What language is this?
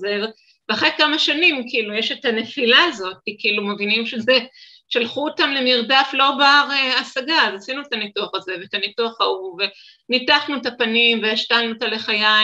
Hebrew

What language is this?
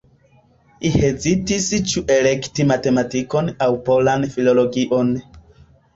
Esperanto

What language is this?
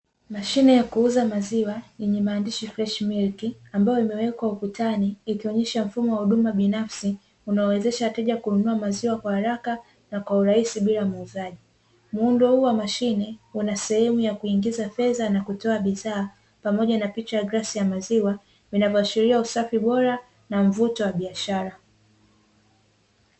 Swahili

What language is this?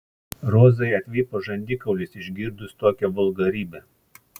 Lithuanian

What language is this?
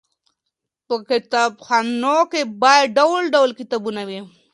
Pashto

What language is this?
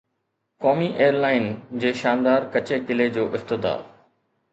Sindhi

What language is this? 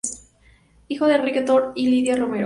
Spanish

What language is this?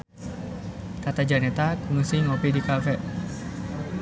Sundanese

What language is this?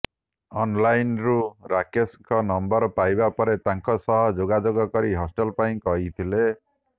Odia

